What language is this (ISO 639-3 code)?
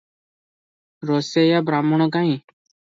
ori